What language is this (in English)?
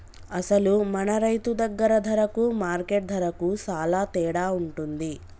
Telugu